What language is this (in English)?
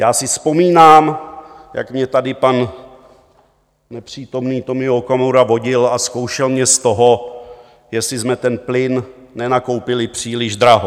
Czech